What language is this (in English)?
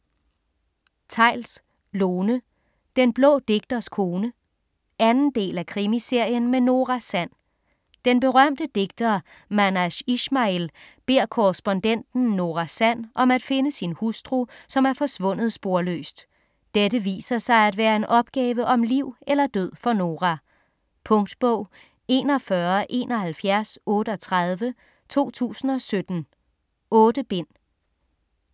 Danish